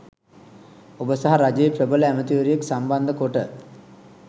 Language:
Sinhala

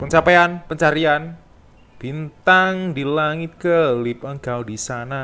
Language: Indonesian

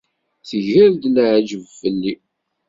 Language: Kabyle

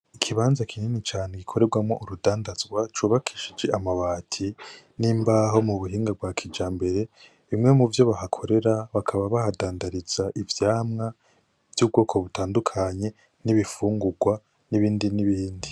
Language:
Rundi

